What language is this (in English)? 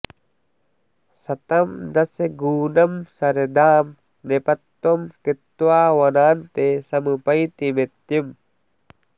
Sanskrit